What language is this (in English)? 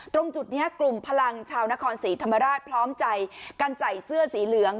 Thai